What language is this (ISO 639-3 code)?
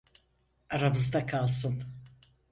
tur